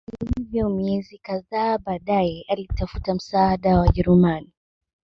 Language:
Swahili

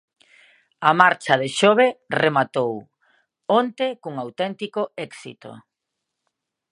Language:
Galician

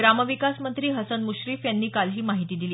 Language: Marathi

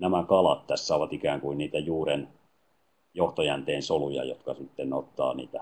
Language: Finnish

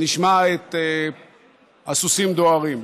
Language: Hebrew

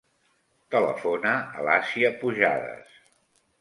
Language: Catalan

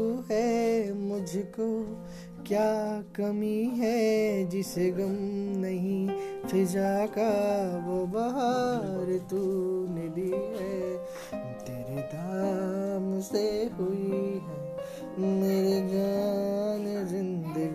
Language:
Hindi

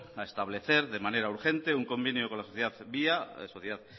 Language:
Spanish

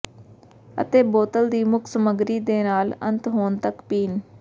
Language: Punjabi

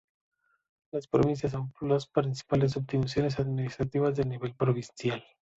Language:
Spanish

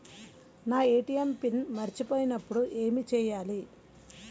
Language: Telugu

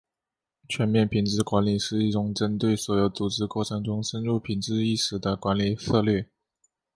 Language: Chinese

